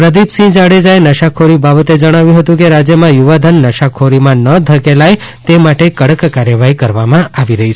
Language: Gujarati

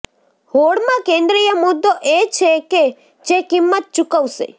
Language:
Gujarati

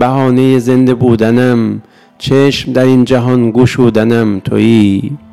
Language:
Persian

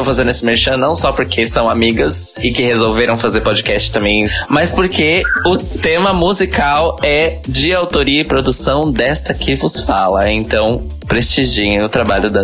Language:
Portuguese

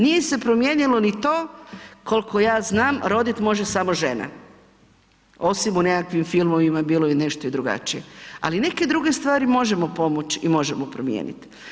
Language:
Croatian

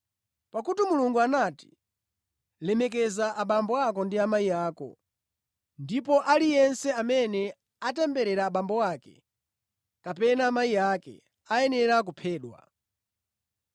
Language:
Nyanja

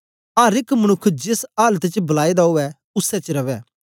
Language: Dogri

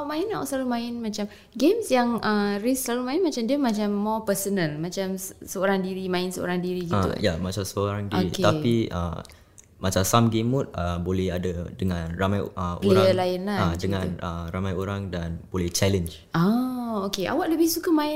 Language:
Malay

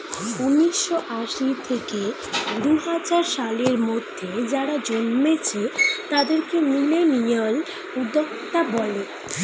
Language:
Bangla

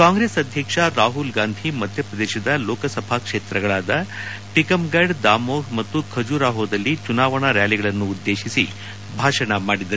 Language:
Kannada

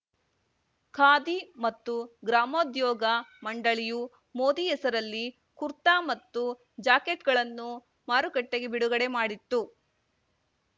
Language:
Kannada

